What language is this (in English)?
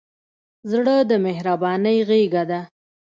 Pashto